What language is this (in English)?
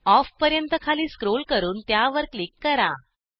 Marathi